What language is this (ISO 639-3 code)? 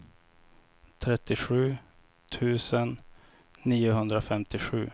swe